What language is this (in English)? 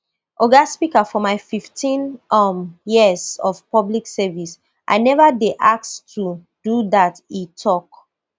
Nigerian Pidgin